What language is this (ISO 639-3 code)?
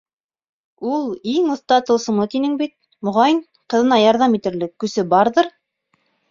bak